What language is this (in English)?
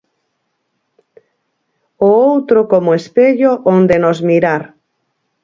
Galician